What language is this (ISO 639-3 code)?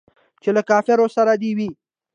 pus